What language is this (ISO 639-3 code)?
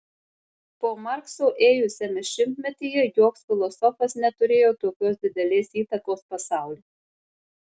lit